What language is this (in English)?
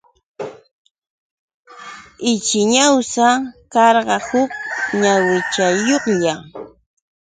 Yauyos Quechua